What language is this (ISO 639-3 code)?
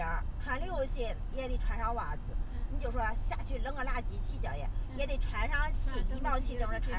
zho